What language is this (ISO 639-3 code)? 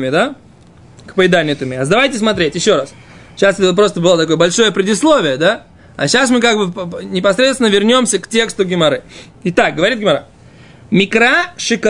rus